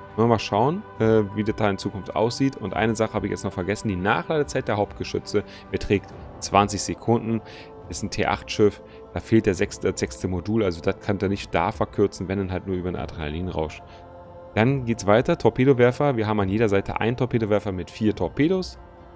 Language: German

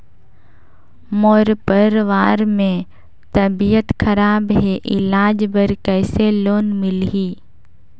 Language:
Chhattisgarhi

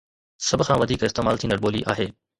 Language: Sindhi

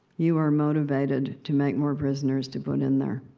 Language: English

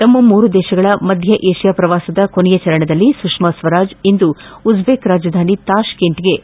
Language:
Kannada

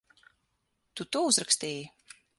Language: Latvian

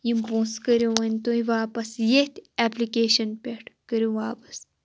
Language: Kashmiri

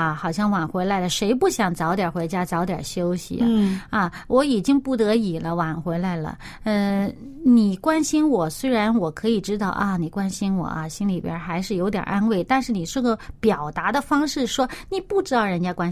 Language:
Chinese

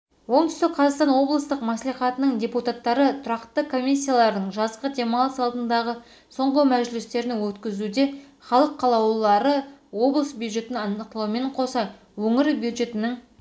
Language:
Kazakh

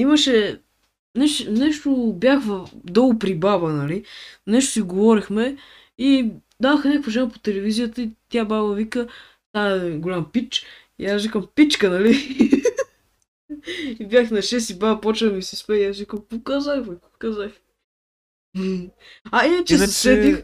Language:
Bulgarian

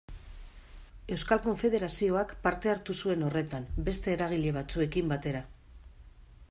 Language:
Basque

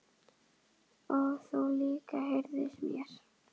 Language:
Icelandic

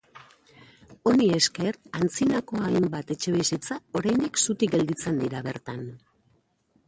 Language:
Basque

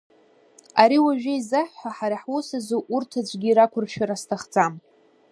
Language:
Abkhazian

